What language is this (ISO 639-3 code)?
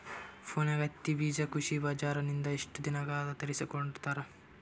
kan